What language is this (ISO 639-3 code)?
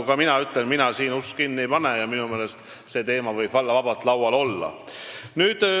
est